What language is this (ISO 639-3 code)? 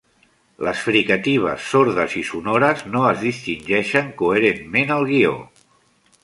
cat